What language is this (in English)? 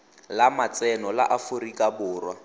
Tswana